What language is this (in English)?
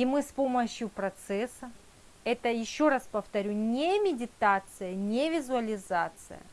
Russian